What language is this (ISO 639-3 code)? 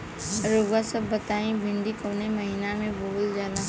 bho